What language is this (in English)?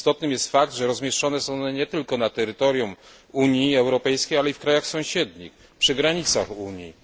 Polish